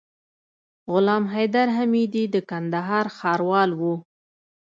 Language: Pashto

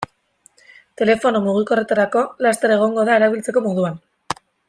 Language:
Basque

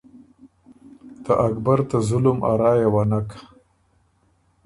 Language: Ormuri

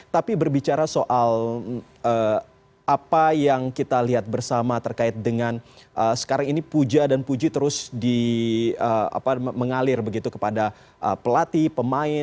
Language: Indonesian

